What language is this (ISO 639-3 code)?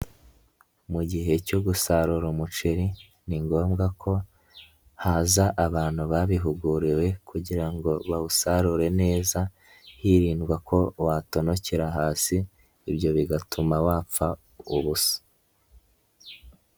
kin